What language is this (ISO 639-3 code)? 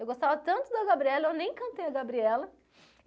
por